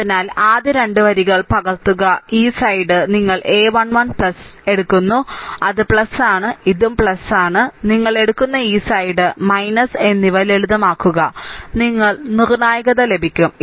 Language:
Malayalam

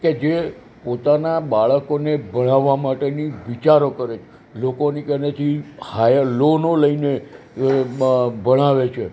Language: Gujarati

